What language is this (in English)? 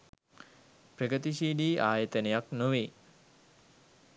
Sinhala